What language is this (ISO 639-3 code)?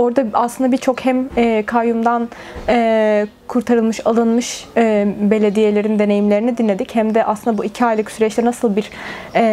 tur